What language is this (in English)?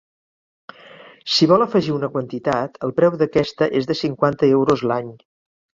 Catalan